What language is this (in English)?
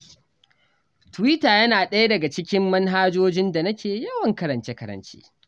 Hausa